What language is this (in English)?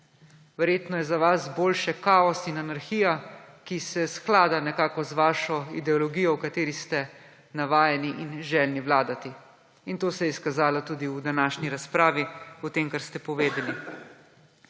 Slovenian